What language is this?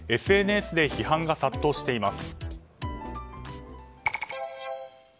Japanese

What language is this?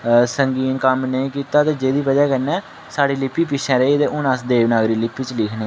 Dogri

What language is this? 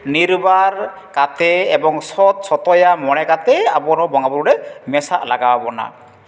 Santali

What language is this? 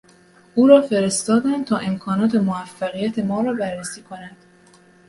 Persian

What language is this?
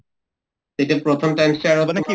Assamese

